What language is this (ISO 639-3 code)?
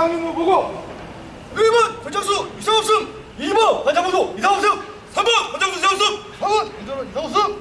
kor